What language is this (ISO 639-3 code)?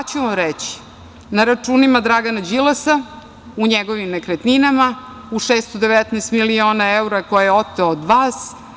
srp